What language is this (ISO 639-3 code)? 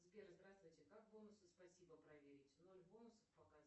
rus